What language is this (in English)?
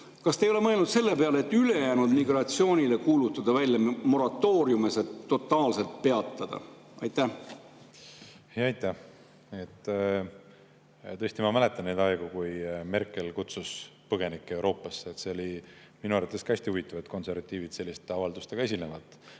Estonian